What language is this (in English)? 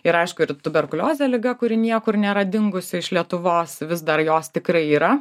Lithuanian